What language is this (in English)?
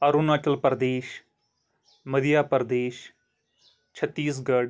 Kashmiri